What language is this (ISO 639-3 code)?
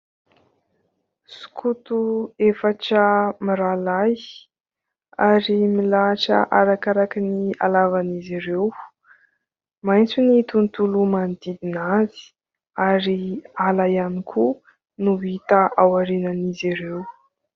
mlg